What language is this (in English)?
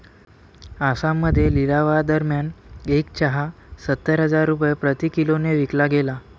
Marathi